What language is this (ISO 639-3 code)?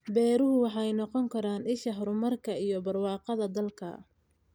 som